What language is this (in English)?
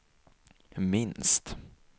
Swedish